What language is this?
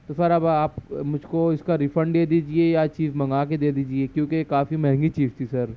Urdu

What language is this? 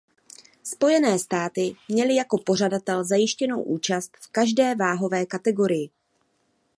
Czech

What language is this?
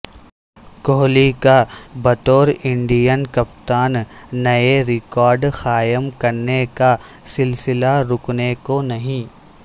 Urdu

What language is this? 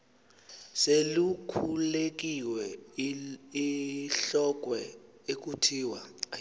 Xhosa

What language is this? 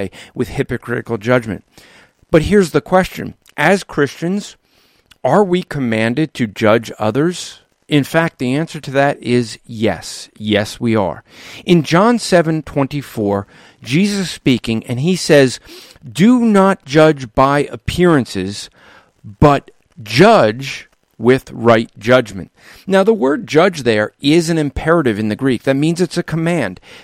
English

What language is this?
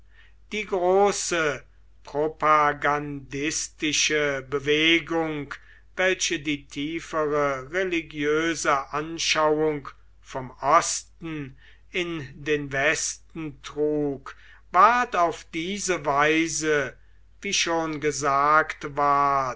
German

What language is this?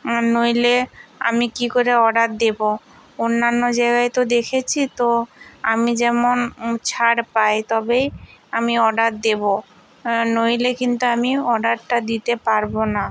Bangla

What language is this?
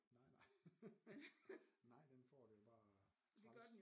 Danish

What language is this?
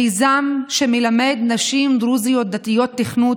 Hebrew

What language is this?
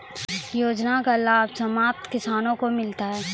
Maithili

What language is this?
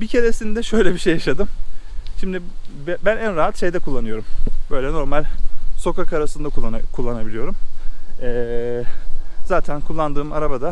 Turkish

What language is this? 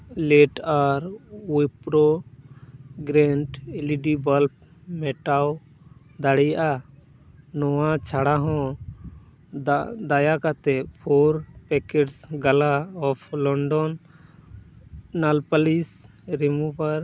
Santali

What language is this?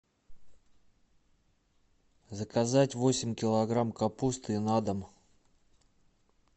Russian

